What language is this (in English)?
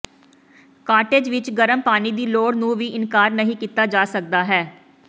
Punjabi